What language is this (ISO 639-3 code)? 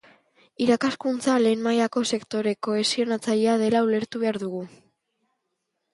eus